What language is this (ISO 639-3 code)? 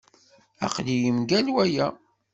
kab